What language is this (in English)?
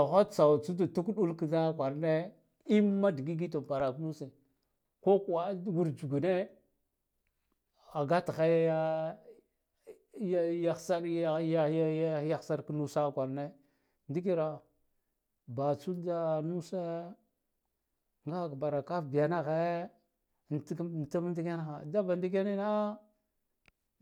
Guduf-Gava